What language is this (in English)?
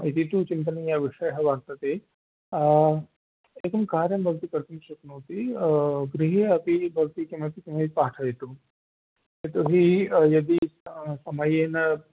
Sanskrit